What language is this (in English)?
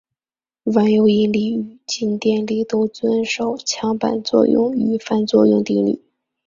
Chinese